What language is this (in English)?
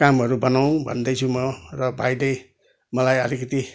Nepali